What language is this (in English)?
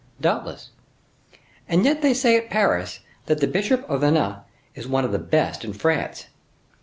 English